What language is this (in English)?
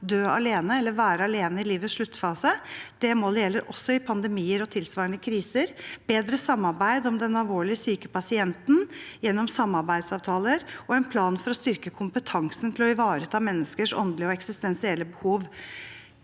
Norwegian